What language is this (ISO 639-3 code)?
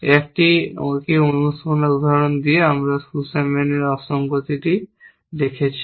ben